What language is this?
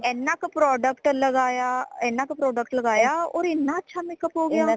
Punjabi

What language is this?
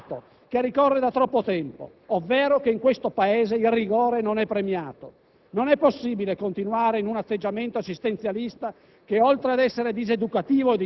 Italian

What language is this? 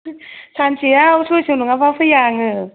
Bodo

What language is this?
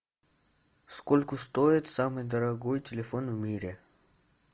Russian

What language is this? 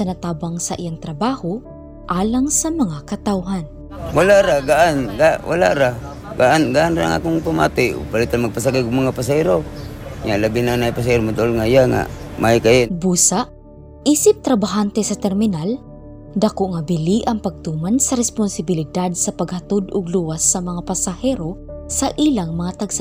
Filipino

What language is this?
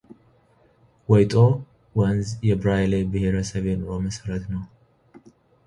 Amharic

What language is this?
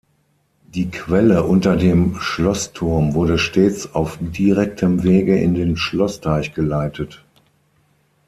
German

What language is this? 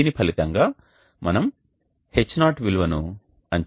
Telugu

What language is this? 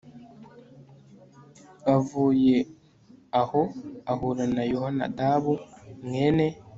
Kinyarwanda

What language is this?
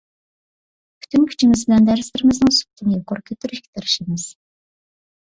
Uyghur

